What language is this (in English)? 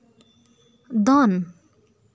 Santali